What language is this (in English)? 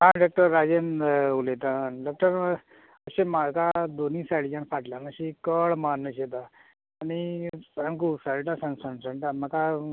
Konkani